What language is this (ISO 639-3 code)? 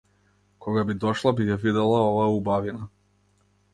mkd